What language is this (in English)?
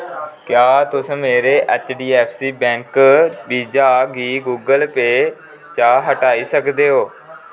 Dogri